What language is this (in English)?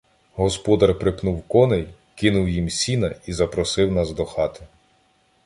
Ukrainian